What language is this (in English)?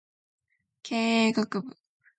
Japanese